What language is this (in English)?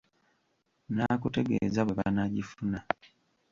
Ganda